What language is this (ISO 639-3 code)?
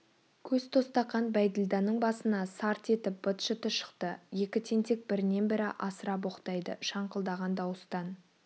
kaz